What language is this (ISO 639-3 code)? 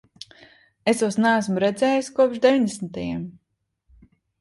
lav